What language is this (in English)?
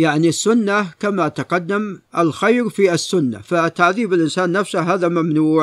Arabic